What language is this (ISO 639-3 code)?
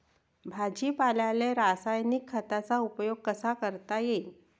mar